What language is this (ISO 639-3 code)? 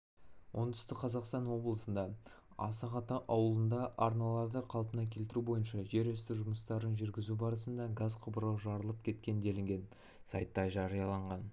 kaz